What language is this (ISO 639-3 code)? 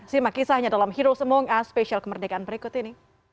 ind